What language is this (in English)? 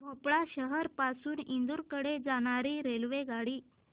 Marathi